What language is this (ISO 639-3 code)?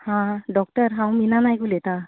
kok